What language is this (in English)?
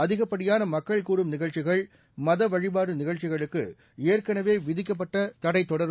Tamil